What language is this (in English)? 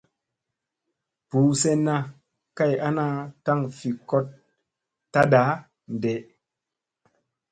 Musey